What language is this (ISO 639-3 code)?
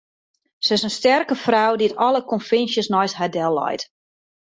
fry